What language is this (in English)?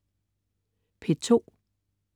Danish